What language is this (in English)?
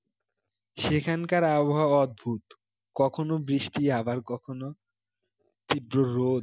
Bangla